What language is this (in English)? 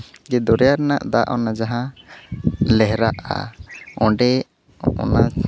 Santali